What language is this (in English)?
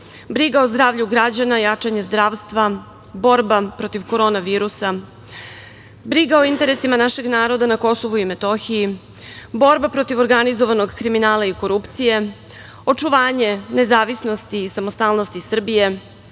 Serbian